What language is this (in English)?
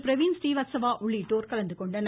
Tamil